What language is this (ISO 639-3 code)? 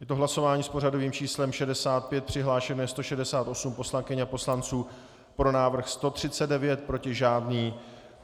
ces